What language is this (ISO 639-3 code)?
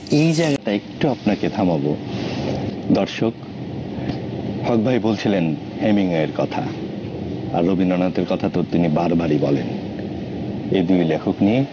ben